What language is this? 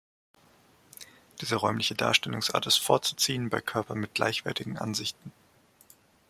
German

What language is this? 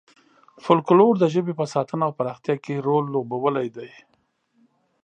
Pashto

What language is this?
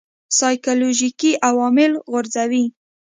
Pashto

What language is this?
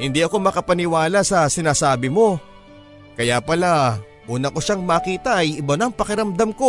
Filipino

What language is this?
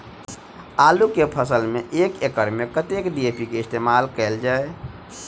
Maithili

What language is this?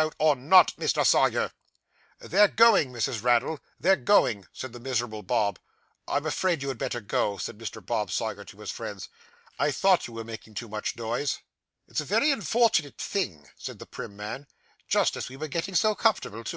English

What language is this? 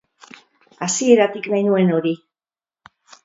Basque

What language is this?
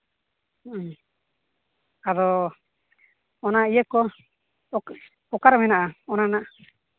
Santali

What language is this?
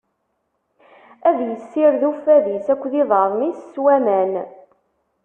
Kabyle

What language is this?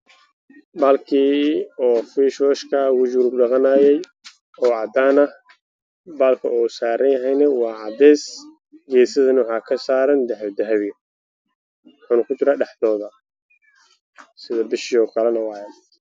Somali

